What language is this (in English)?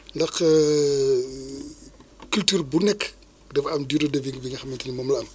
Wolof